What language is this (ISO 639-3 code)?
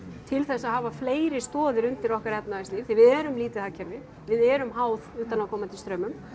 isl